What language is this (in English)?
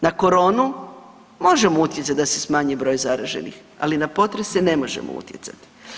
Croatian